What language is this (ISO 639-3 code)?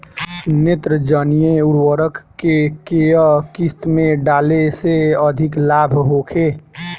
bho